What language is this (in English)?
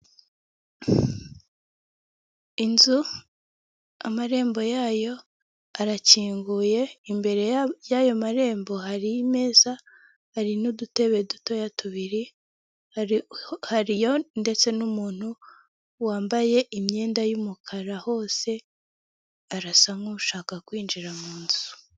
Kinyarwanda